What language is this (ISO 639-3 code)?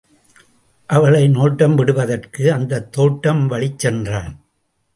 tam